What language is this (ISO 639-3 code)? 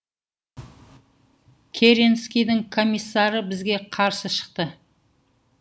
kaz